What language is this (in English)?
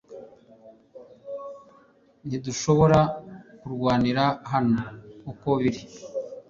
Kinyarwanda